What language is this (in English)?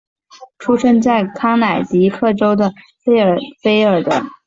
Chinese